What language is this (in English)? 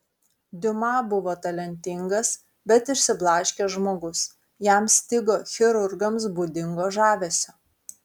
Lithuanian